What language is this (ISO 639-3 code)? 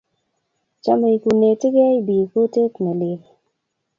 kln